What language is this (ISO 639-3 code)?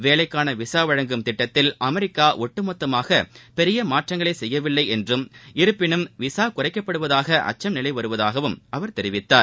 tam